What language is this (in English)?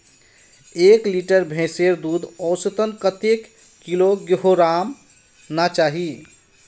Magahi